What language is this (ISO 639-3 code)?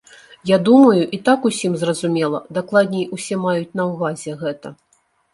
bel